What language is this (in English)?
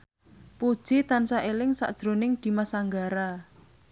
Javanese